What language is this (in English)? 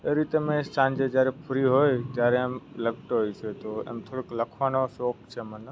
Gujarati